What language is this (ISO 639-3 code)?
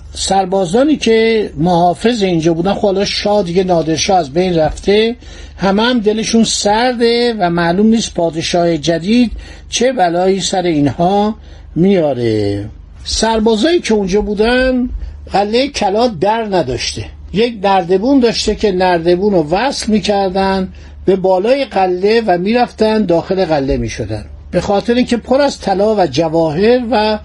fas